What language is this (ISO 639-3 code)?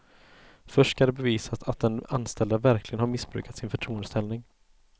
swe